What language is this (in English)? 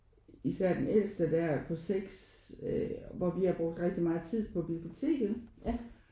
Danish